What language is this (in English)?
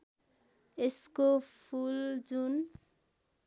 Nepali